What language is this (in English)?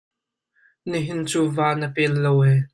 Hakha Chin